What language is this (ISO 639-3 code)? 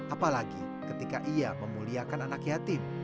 ind